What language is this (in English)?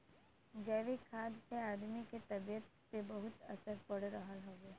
Bhojpuri